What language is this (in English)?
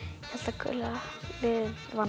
Icelandic